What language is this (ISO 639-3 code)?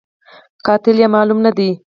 pus